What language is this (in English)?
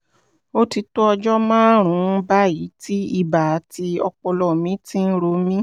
Yoruba